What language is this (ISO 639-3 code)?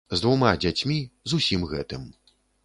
bel